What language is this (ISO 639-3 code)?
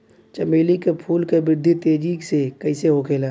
bho